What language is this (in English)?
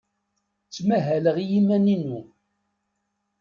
Kabyle